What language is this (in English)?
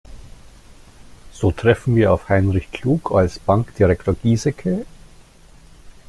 German